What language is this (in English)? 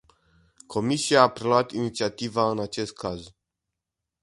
Romanian